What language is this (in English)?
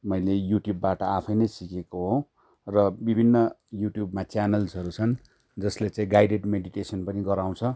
Nepali